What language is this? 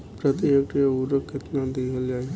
Bhojpuri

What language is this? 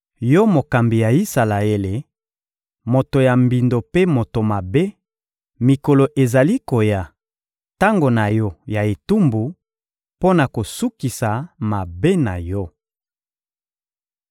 Lingala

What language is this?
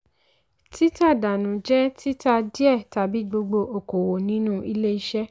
Yoruba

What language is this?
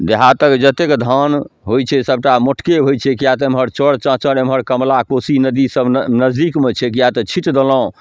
Maithili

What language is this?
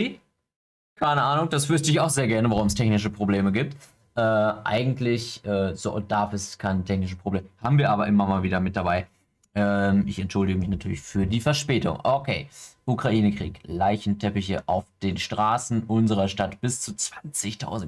German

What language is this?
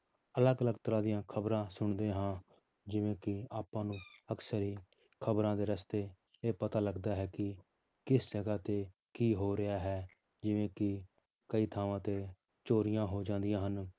Punjabi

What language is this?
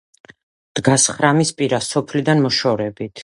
Georgian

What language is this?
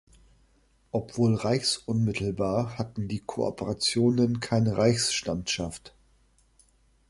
German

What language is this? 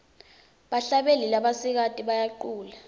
Swati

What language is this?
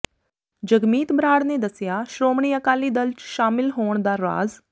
Punjabi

